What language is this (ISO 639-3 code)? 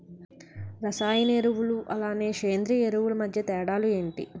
tel